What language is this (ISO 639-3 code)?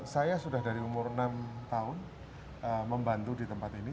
ind